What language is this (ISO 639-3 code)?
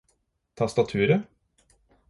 nob